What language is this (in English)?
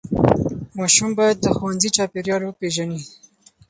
Pashto